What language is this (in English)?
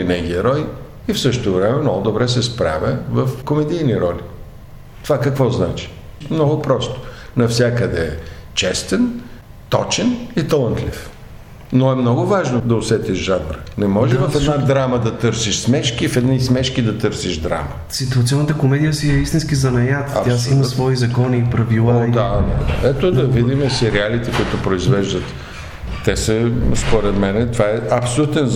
Bulgarian